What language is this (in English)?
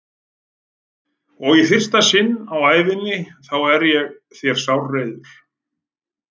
Icelandic